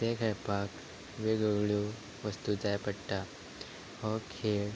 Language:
Konkani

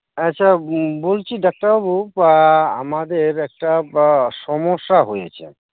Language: Santali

